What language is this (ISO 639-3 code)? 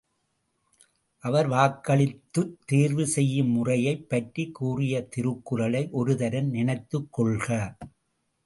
tam